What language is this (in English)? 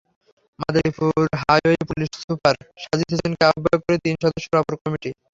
Bangla